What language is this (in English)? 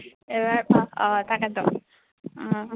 Assamese